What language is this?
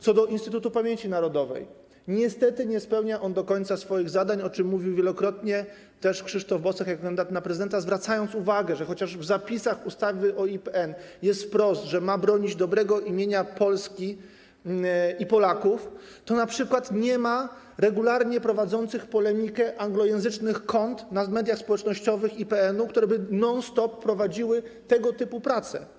Polish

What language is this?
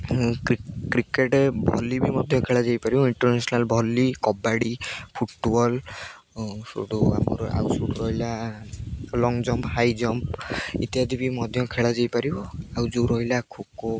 Odia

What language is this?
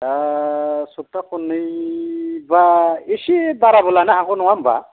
Bodo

